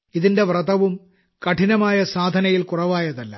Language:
Malayalam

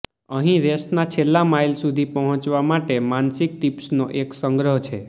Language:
Gujarati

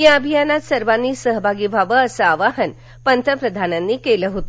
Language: Marathi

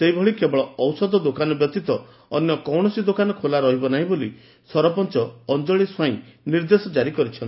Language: Odia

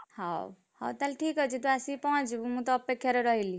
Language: Odia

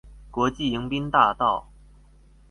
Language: Chinese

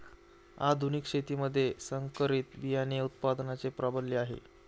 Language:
Marathi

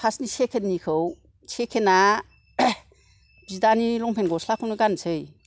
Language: Bodo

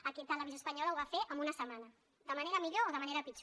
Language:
Catalan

